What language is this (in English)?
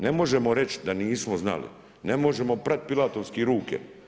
Croatian